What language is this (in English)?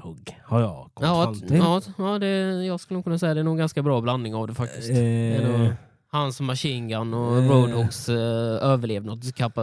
Swedish